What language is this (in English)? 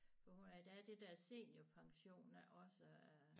Danish